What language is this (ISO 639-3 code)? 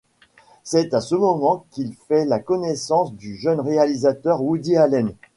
fra